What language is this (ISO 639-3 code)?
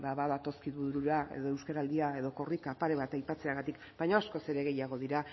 eus